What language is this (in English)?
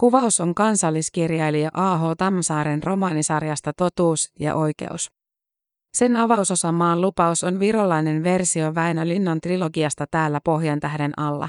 Finnish